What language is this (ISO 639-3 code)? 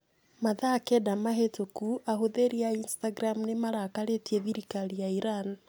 kik